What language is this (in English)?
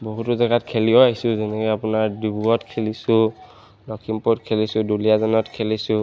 Assamese